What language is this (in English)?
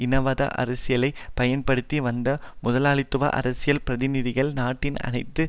Tamil